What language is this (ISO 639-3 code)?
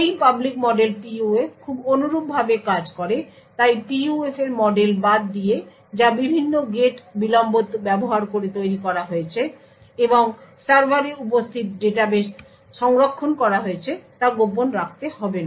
ben